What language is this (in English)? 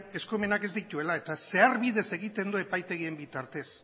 Basque